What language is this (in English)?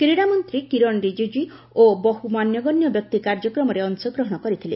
Odia